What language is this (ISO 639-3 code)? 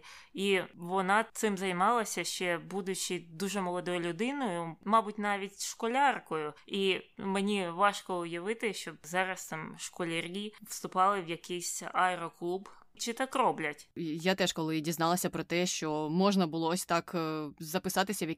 ukr